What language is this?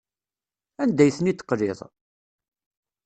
Kabyle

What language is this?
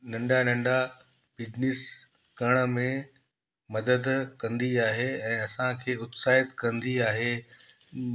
Sindhi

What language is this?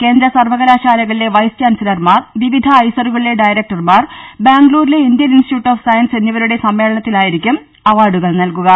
Malayalam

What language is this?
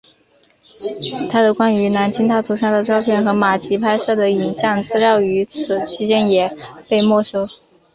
Chinese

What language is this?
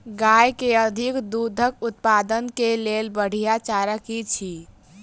Maithili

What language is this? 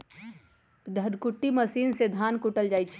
Magahi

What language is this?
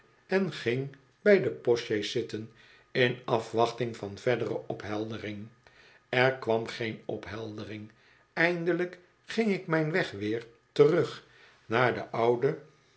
Dutch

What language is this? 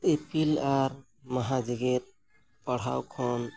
Santali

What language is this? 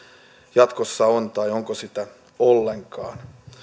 Finnish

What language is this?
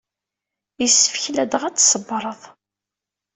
Kabyle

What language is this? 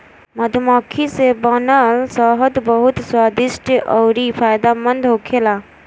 Bhojpuri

